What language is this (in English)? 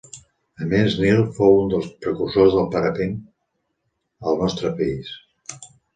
Catalan